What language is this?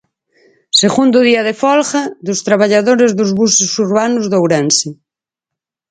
Galician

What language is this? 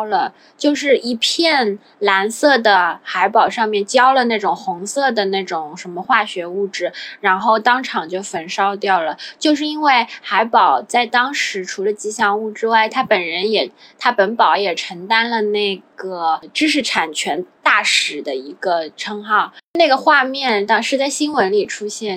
Chinese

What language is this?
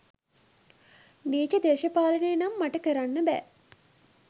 Sinhala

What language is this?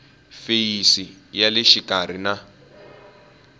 Tsonga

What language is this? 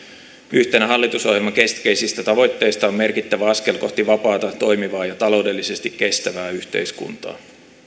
Finnish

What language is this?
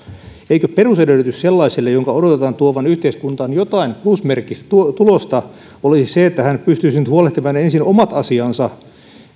Finnish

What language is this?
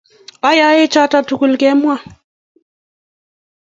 Kalenjin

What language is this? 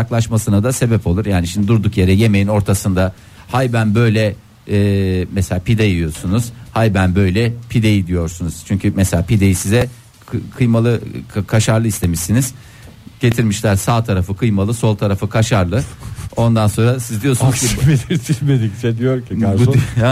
Turkish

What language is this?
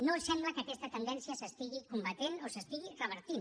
Catalan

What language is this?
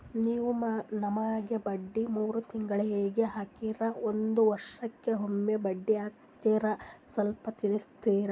Kannada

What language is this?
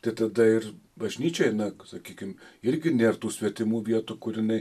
Lithuanian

